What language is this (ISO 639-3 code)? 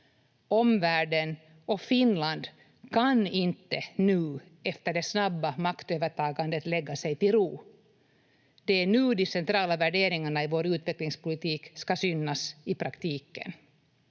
fin